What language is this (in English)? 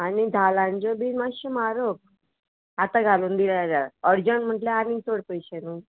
Konkani